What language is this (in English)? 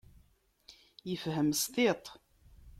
Kabyle